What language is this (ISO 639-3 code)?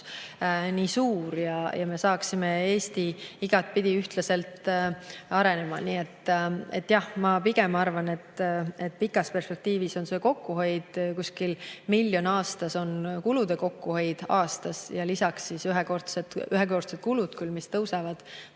est